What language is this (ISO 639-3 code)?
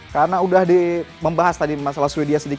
ind